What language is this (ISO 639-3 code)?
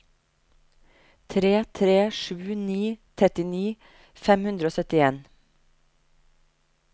nor